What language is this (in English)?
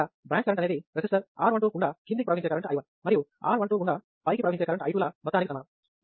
Telugu